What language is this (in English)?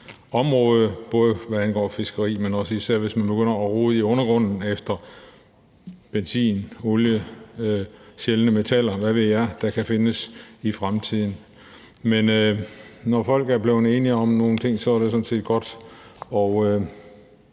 Danish